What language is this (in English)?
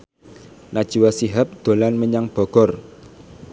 Javanese